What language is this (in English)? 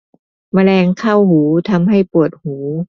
Thai